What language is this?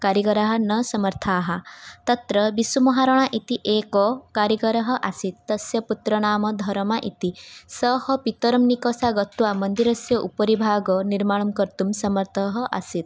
Sanskrit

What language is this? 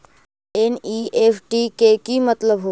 Magahi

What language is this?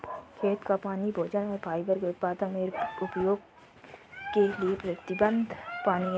Hindi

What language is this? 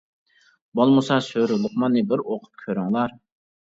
Uyghur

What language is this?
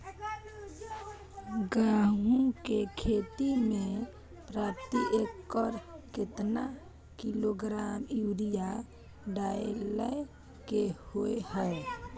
Maithili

